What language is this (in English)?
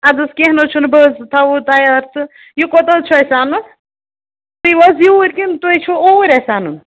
Kashmiri